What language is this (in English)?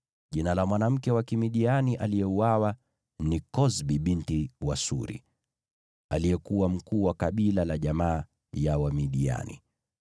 Swahili